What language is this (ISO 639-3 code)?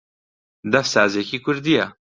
ckb